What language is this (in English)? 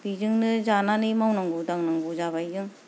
Bodo